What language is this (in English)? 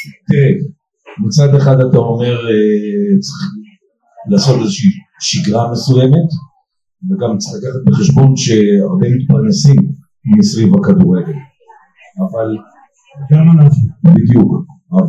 Hebrew